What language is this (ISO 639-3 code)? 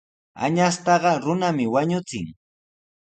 qws